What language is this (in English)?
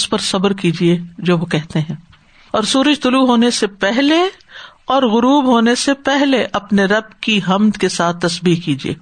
Urdu